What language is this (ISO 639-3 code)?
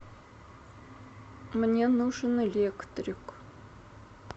rus